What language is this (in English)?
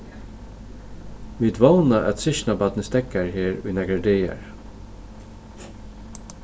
Faroese